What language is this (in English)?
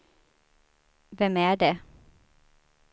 Swedish